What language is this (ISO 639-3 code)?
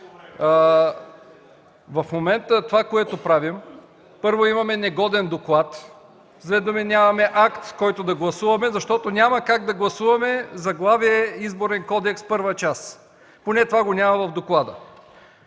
bul